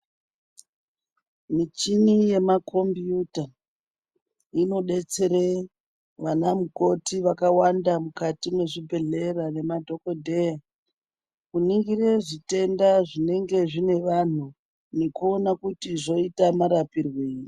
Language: Ndau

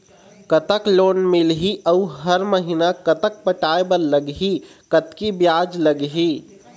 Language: Chhattisgarhi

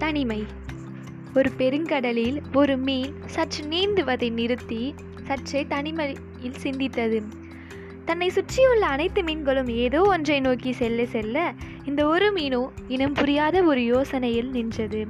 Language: Tamil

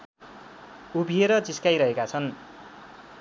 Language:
Nepali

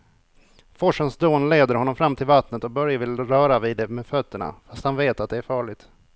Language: Swedish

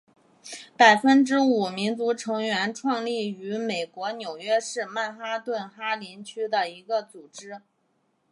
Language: Chinese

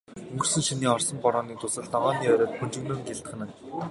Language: Mongolian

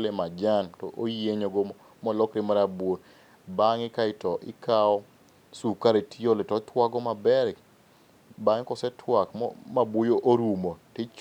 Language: Luo (Kenya and Tanzania)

